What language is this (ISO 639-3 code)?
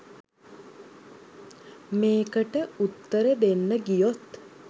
sin